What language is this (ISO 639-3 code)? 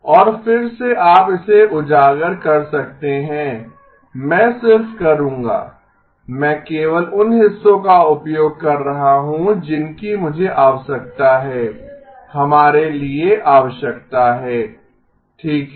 hin